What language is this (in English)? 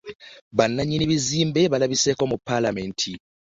Ganda